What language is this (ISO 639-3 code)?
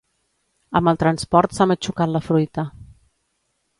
cat